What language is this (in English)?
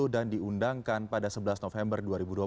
Indonesian